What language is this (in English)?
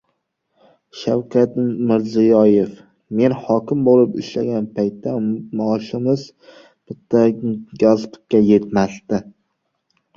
Uzbek